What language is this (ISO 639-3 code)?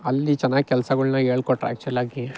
kan